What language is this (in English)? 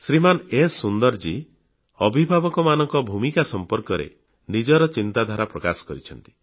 Odia